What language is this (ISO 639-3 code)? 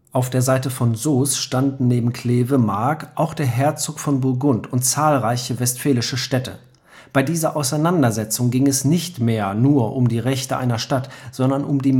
deu